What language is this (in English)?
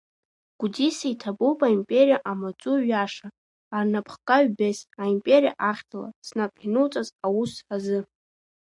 Abkhazian